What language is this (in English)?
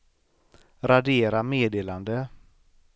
Swedish